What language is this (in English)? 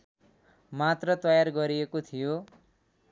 Nepali